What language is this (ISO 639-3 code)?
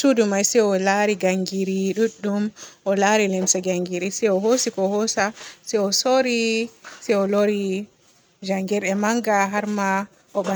fue